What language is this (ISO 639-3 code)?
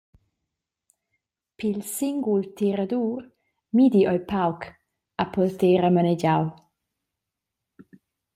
roh